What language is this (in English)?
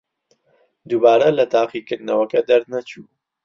Central Kurdish